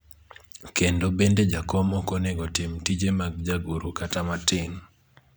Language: Luo (Kenya and Tanzania)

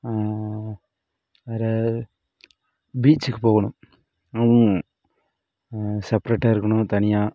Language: Tamil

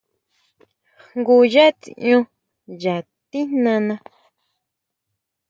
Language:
Huautla Mazatec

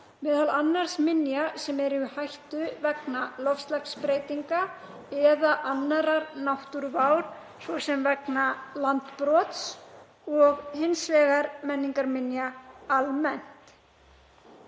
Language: Icelandic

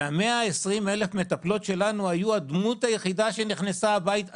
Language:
Hebrew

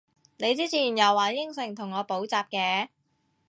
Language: Cantonese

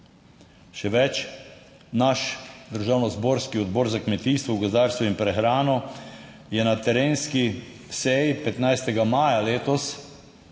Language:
Slovenian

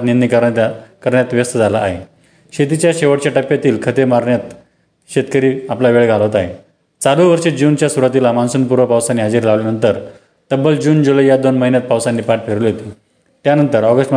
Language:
Marathi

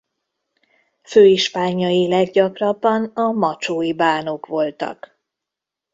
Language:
Hungarian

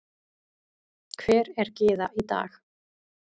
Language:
Icelandic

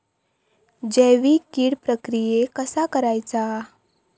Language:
Marathi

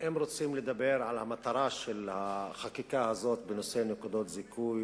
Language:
Hebrew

